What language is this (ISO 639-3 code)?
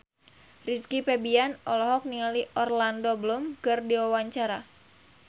sun